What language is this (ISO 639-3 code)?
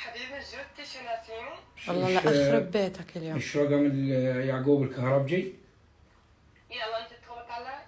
ara